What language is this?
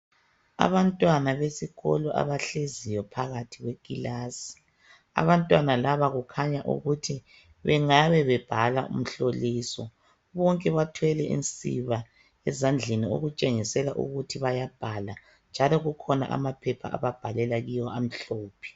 North Ndebele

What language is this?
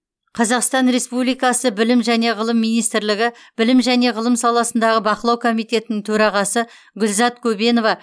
Kazakh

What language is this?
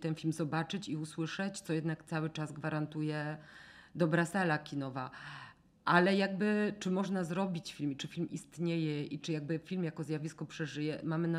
Polish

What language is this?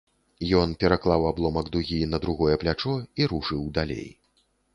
Belarusian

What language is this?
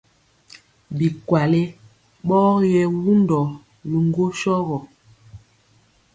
Mpiemo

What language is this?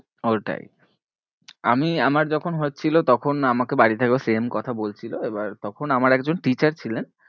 Bangla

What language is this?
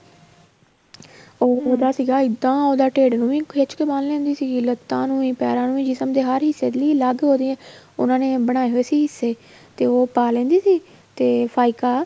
Punjabi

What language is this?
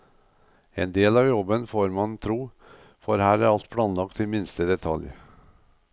Norwegian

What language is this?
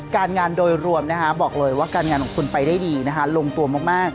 Thai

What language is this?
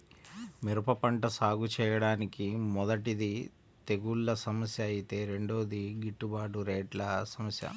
Telugu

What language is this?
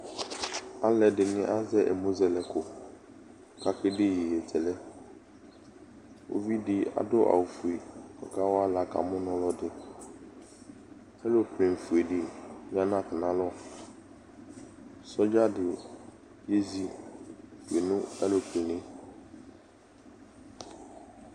Ikposo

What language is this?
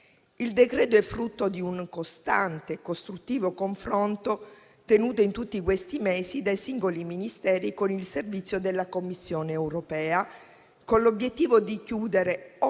Italian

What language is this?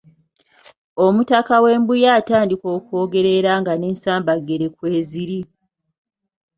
Ganda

